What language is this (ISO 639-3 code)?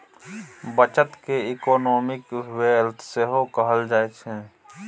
mai